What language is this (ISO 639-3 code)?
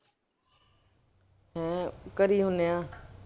pan